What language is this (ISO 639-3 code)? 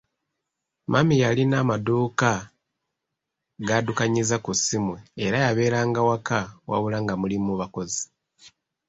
lug